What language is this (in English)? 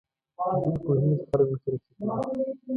Pashto